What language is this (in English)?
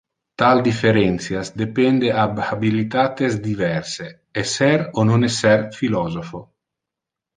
Interlingua